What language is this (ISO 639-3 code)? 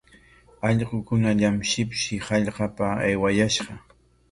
qwa